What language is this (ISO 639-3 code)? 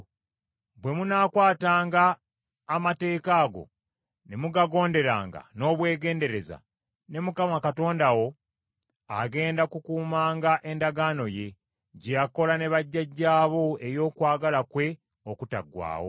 lug